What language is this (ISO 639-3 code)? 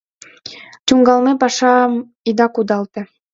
chm